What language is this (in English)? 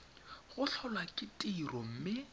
Tswana